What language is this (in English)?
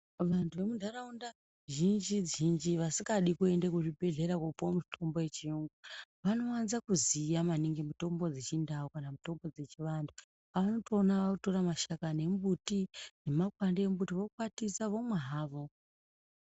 Ndau